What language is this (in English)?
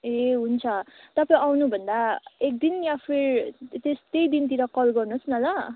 Nepali